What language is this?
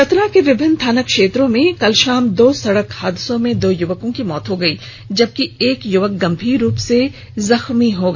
Hindi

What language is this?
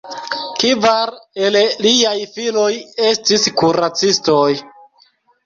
Esperanto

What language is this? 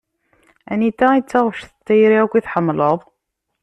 Kabyle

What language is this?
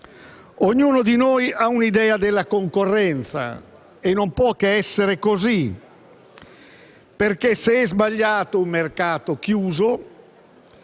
Italian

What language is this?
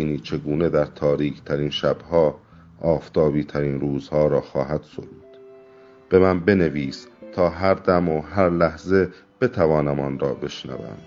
Persian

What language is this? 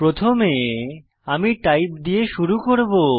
Bangla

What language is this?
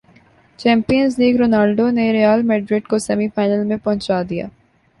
Urdu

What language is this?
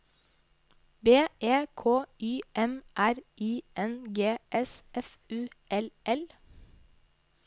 Norwegian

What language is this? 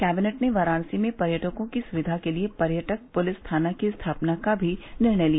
Hindi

